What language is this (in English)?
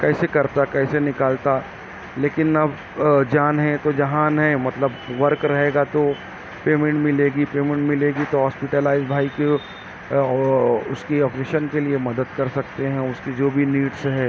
Urdu